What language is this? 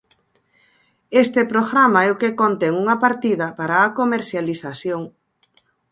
Galician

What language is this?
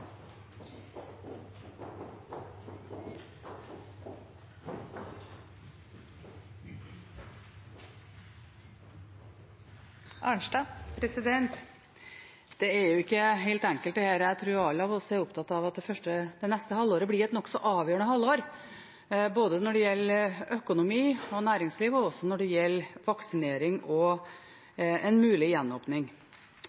Norwegian Bokmål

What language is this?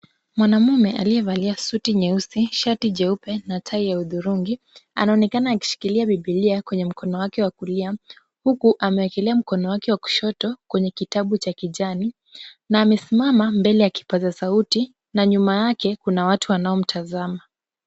Swahili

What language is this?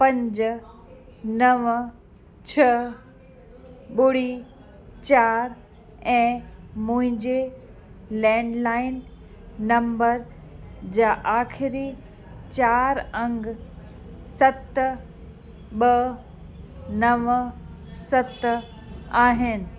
Sindhi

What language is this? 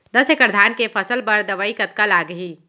Chhattisgarhi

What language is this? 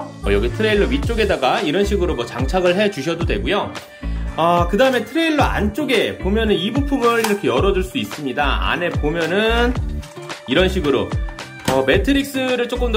Korean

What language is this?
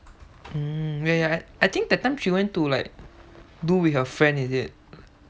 English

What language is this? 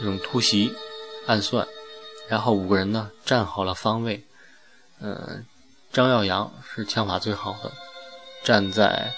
Chinese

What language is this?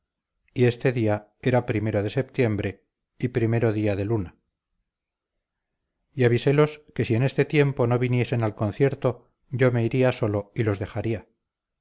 Spanish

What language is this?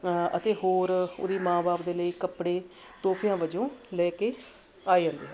Punjabi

